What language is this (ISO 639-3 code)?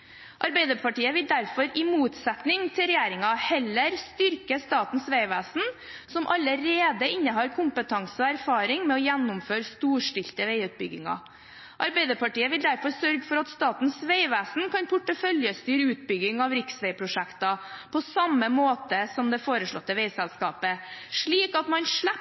nob